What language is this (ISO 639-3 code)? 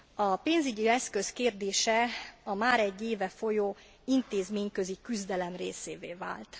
hun